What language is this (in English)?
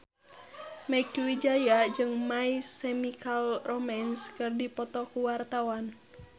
Sundanese